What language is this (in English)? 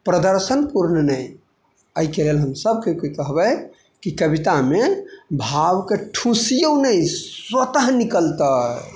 Maithili